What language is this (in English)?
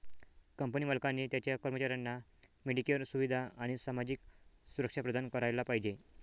Marathi